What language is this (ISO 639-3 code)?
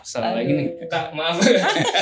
ind